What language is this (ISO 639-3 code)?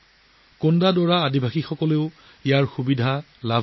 asm